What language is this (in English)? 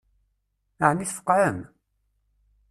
Kabyle